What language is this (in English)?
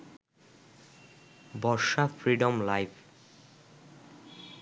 Bangla